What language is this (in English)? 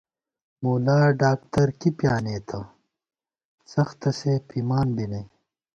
Gawar-Bati